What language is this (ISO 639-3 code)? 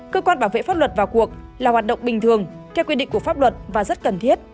vie